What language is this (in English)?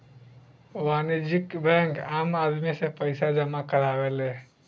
Bhojpuri